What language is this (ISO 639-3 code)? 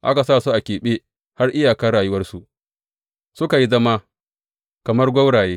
hau